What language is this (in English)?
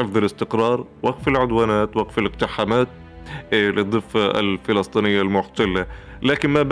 Arabic